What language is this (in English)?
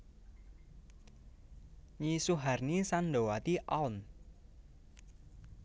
Javanese